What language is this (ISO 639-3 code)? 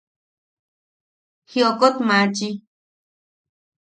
yaq